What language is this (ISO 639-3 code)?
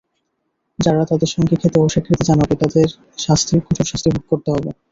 ben